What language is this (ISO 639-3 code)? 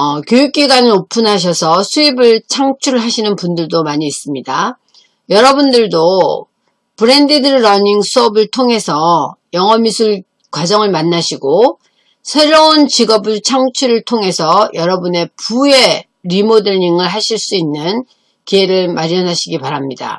kor